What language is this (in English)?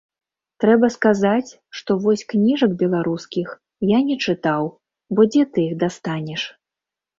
Belarusian